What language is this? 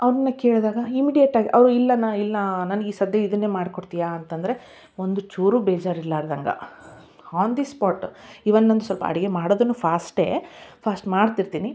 Kannada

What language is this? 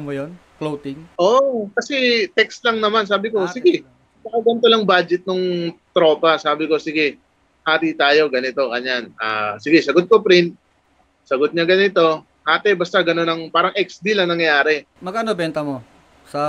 Filipino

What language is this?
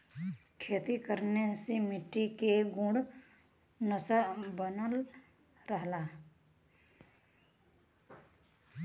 Bhojpuri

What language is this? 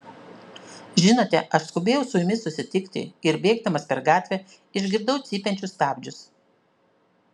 Lithuanian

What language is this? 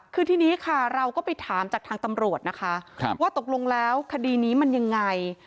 Thai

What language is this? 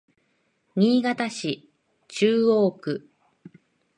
Japanese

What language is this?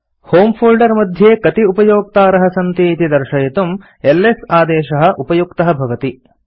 Sanskrit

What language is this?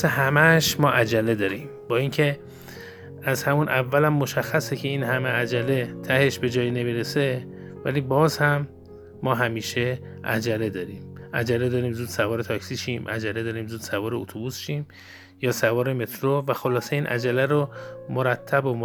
Persian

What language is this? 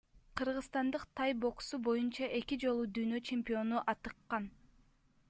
Kyrgyz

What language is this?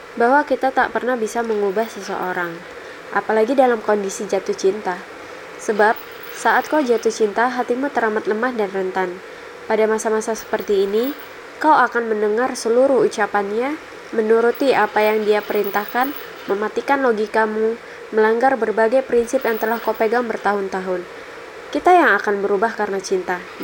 Indonesian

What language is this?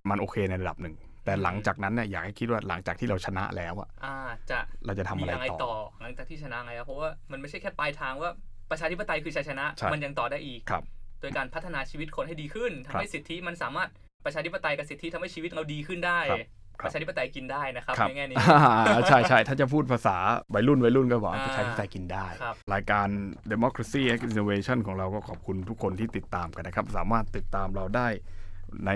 Thai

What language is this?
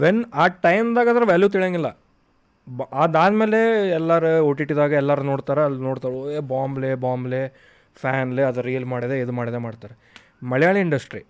Kannada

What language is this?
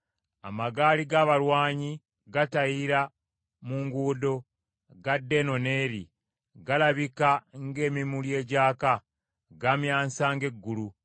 Ganda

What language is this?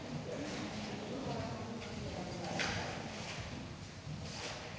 Danish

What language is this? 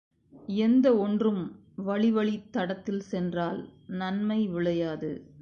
Tamil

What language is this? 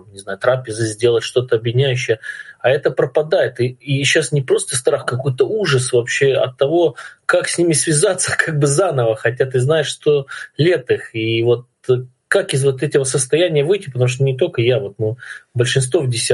Russian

